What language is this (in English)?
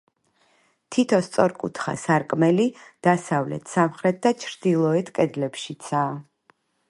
Georgian